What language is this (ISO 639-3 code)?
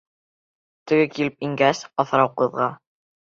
bak